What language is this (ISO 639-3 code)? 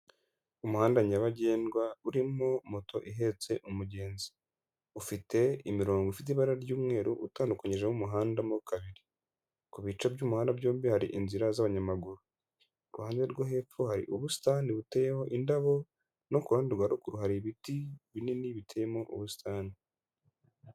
kin